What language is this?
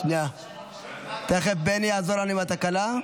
Hebrew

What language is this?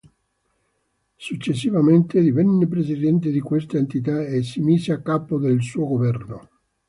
Italian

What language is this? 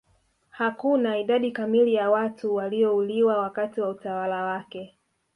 Swahili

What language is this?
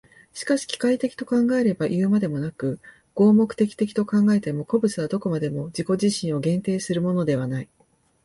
Japanese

